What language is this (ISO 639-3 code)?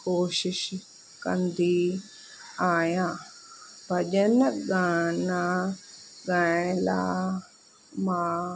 snd